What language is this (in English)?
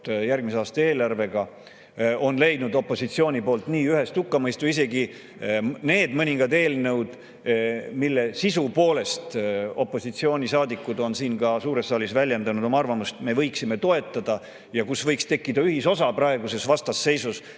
Estonian